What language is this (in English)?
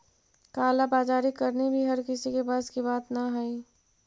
Magahi